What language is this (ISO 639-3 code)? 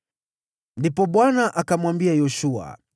swa